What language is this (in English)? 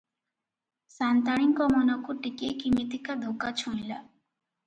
Odia